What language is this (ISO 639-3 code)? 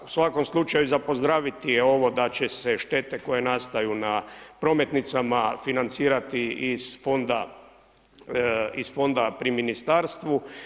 hrv